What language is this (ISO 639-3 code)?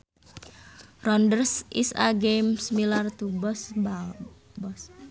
sun